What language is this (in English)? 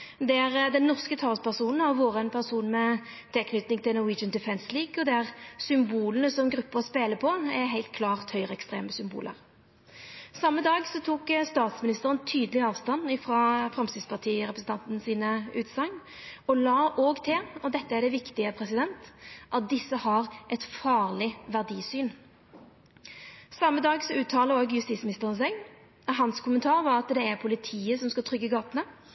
Norwegian Nynorsk